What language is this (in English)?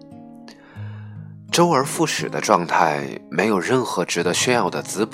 Chinese